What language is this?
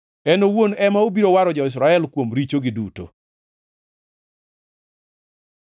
Luo (Kenya and Tanzania)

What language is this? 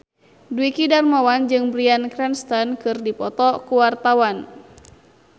Sundanese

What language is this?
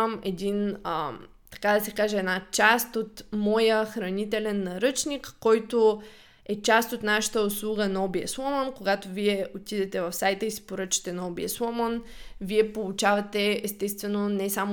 Bulgarian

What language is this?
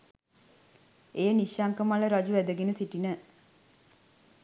Sinhala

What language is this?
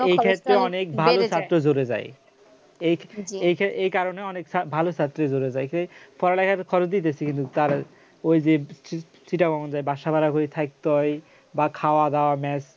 Bangla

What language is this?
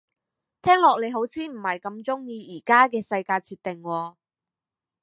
Cantonese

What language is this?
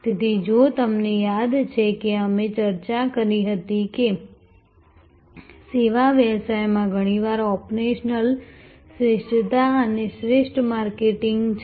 Gujarati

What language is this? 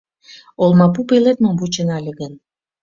Mari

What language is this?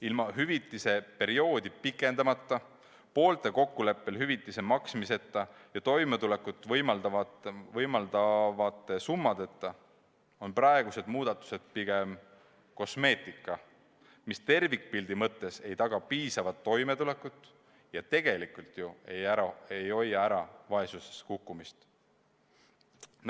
Estonian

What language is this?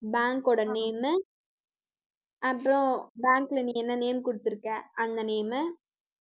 Tamil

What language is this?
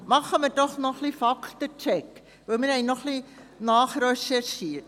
Swiss German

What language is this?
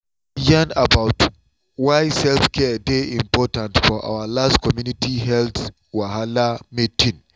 Nigerian Pidgin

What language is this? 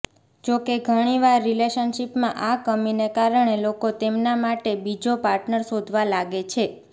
Gujarati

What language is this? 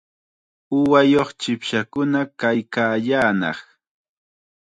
Chiquián Ancash Quechua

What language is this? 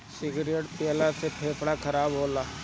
Bhojpuri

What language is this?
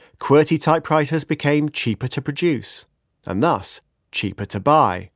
English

